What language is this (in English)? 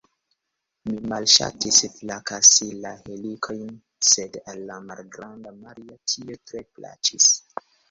Esperanto